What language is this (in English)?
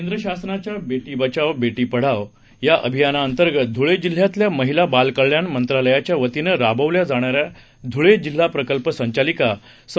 Marathi